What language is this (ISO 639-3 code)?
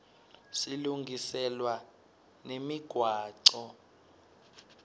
ssw